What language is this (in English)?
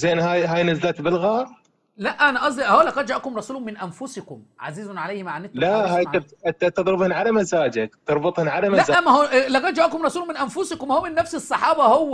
Arabic